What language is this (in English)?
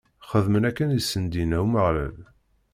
Kabyle